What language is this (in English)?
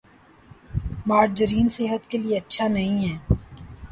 Urdu